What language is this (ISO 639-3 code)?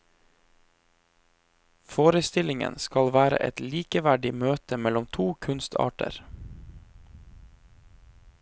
nor